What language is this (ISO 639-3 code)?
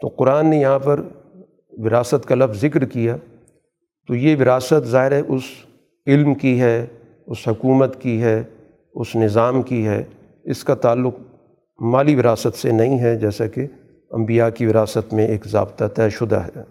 urd